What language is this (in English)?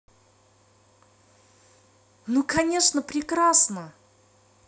Russian